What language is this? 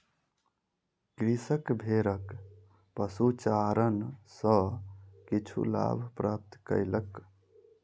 Maithili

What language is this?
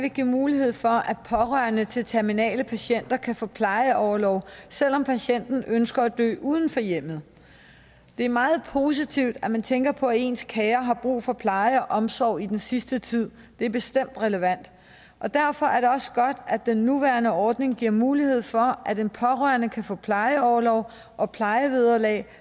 Danish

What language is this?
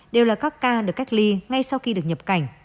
Vietnamese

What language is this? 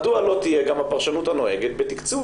Hebrew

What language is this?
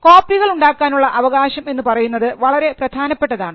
Malayalam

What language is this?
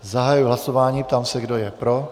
Czech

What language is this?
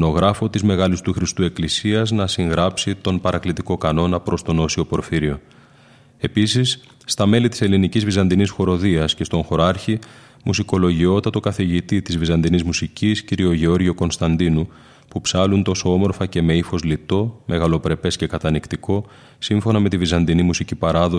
Greek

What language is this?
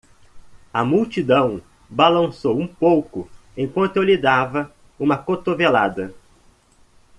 Portuguese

